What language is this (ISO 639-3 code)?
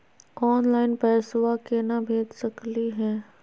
mag